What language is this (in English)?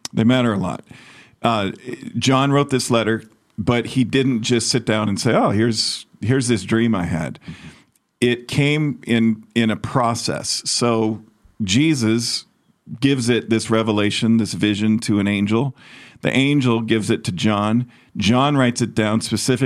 English